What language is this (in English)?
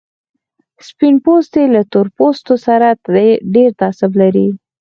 Pashto